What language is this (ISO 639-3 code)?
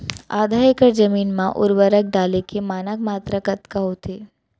hne